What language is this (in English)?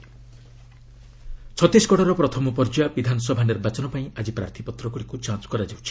Odia